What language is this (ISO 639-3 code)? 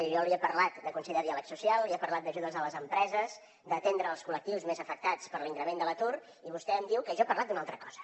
cat